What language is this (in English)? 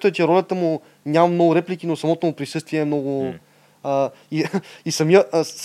Bulgarian